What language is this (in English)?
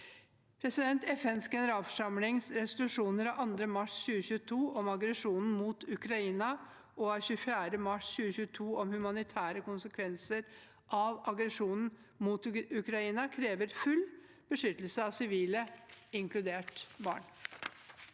Norwegian